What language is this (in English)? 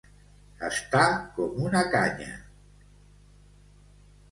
Catalan